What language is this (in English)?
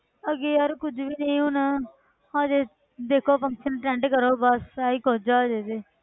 Punjabi